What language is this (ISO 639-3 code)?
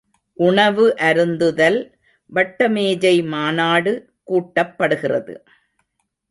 tam